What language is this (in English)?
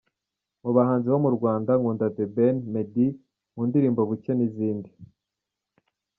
Kinyarwanda